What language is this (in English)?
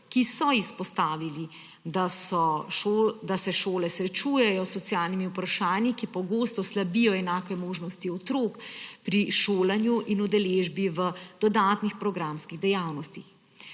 Slovenian